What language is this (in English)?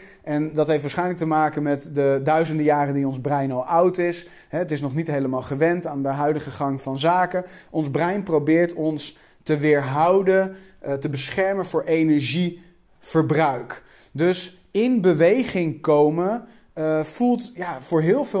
Dutch